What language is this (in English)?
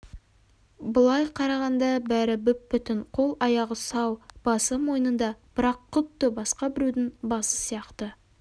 Kazakh